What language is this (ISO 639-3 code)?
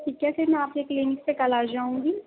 urd